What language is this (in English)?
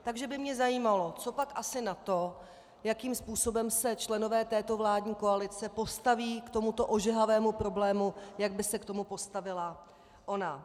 Czech